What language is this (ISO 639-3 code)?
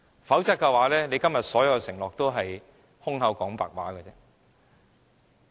yue